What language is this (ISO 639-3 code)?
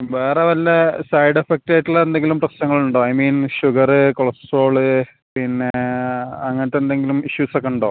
mal